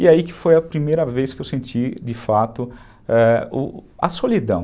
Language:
Portuguese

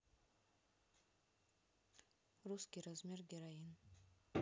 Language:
Russian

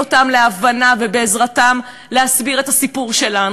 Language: Hebrew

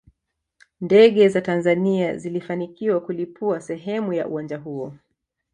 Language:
Swahili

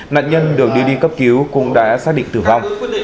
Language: Vietnamese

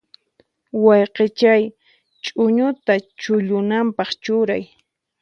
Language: Puno Quechua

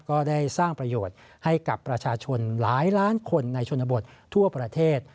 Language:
Thai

